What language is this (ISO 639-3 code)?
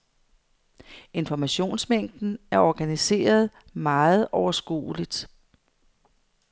dan